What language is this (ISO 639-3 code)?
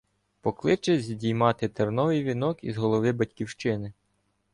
ukr